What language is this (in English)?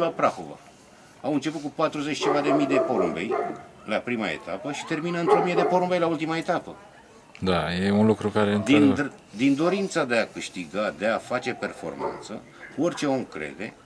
Romanian